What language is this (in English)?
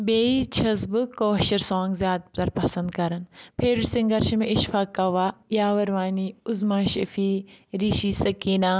Kashmiri